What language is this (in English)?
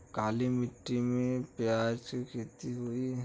Bhojpuri